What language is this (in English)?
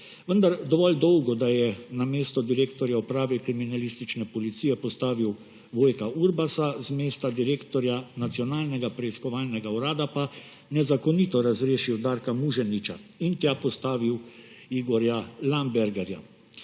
Slovenian